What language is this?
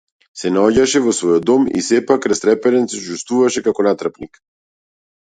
Macedonian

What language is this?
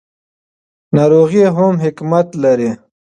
Pashto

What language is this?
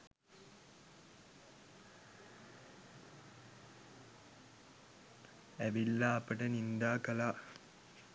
Sinhala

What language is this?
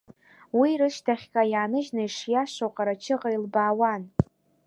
Abkhazian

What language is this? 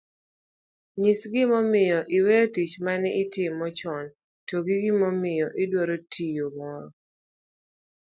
Luo (Kenya and Tanzania)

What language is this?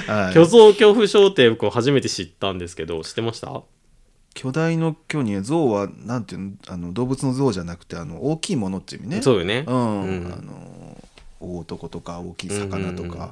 Japanese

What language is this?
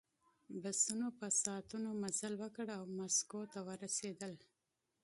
Pashto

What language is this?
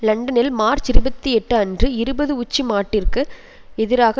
Tamil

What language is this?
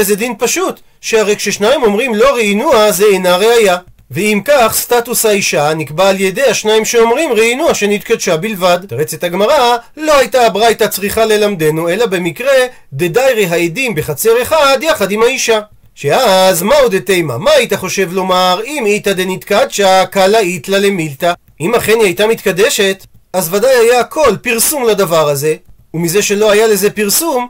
Hebrew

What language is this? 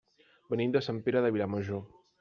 Catalan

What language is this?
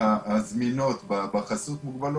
Hebrew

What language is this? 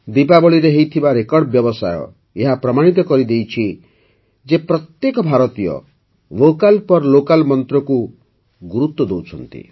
Odia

